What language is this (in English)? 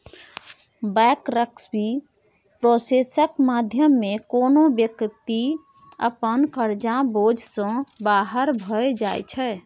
Maithili